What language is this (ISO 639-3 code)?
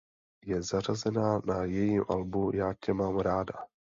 ces